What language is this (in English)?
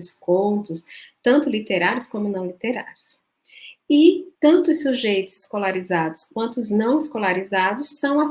Portuguese